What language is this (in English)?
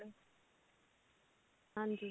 Punjabi